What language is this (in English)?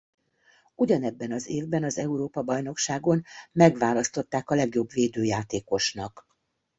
Hungarian